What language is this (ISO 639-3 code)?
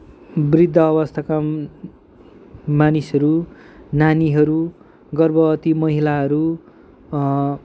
nep